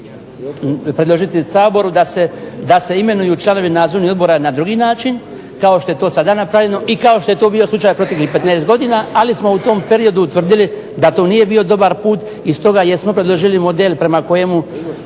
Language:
Croatian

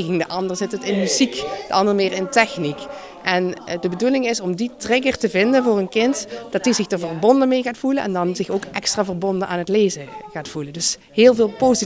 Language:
Dutch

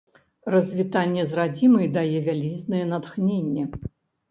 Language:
Belarusian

